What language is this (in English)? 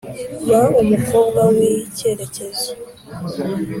Kinyarwanda